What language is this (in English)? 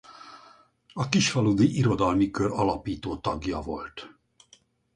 Hungarian